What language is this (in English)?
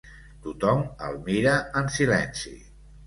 Catalan